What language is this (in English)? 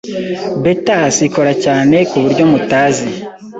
Kinyarwanda